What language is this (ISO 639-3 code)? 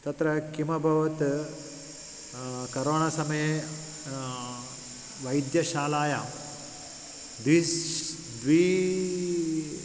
san